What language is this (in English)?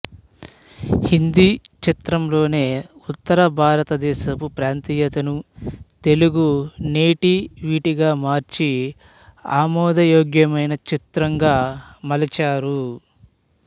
Telugu